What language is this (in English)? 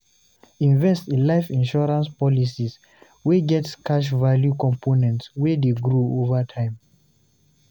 Nigerian Pidgin